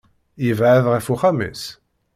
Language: Kabyle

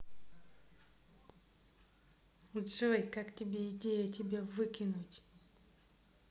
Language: Russian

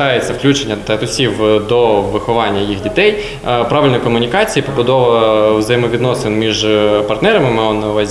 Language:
Ukrainian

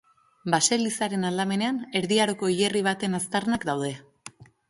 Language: Basque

